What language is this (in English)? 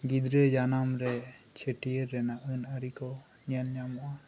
Santali